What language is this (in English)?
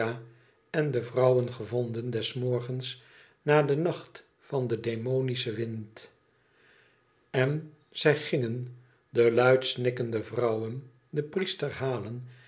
Dutch